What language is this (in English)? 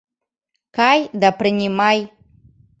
Mari